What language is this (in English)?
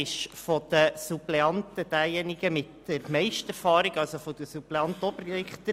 Swiss German